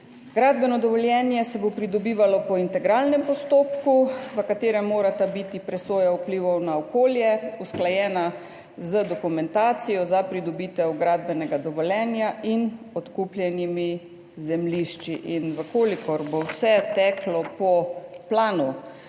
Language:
Slovenian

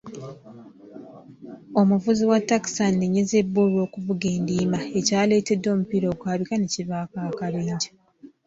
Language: Ganda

